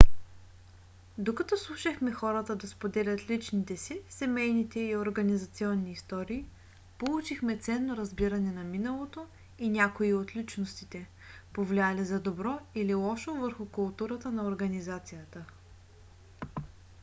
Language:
Bulgarian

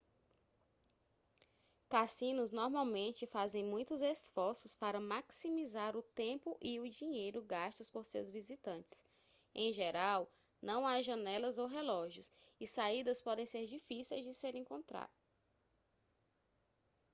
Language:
Portuguese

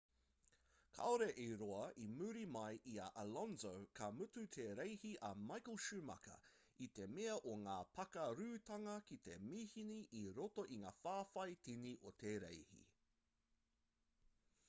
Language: Māori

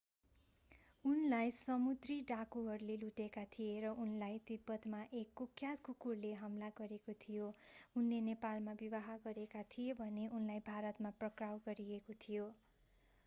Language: Nepali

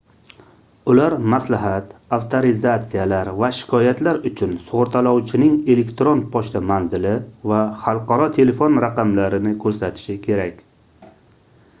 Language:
Uzbek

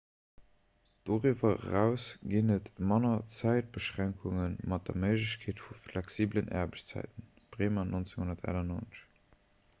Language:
Luxembourgish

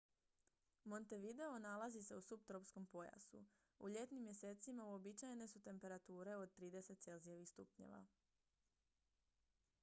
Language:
Croatian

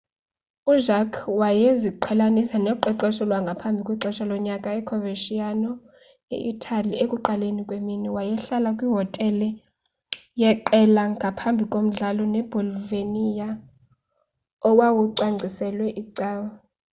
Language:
Xhosa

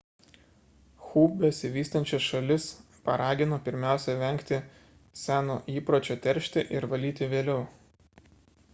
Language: Lithuanian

